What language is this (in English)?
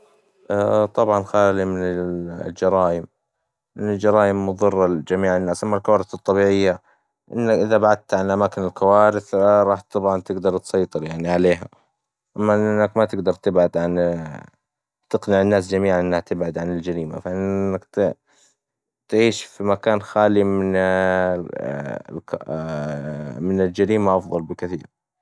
Hijazi Arabic